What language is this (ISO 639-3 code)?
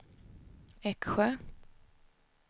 swe